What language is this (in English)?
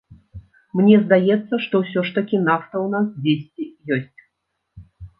Belarusian